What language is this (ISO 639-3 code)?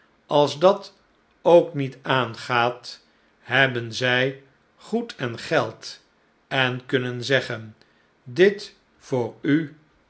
nld